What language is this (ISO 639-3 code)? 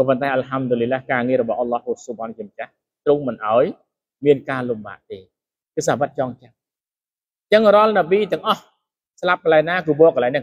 tha